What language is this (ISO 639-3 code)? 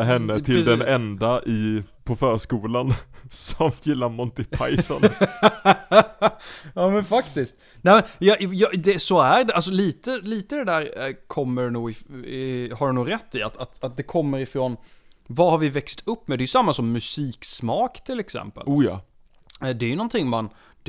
swe